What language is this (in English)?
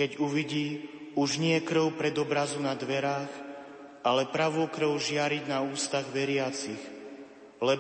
Slovak